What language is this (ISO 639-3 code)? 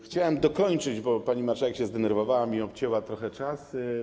pol